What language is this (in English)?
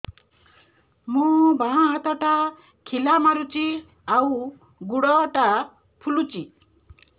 Odia